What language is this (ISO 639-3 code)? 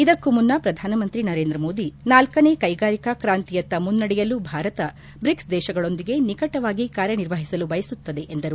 kan